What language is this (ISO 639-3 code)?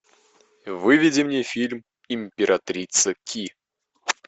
rus